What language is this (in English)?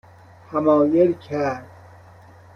Persian